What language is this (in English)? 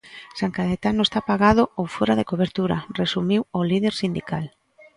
Galician